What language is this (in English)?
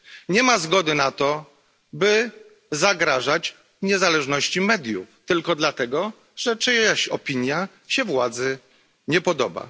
Polish